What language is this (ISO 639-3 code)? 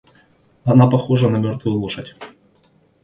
rus